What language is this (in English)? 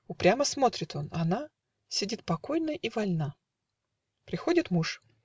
Russian